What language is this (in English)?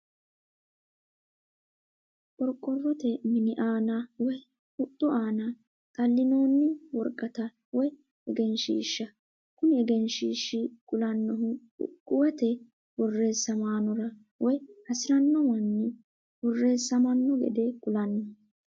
Sidamo